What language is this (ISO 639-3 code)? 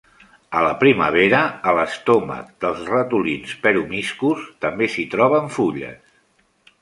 cat